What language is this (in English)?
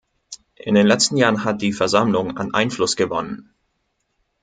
German